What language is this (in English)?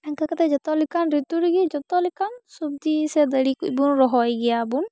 Santali